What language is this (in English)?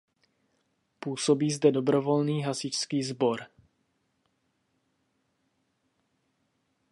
Czech